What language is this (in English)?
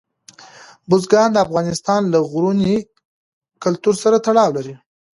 Pashto